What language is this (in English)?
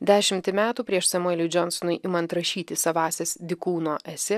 Lithuanian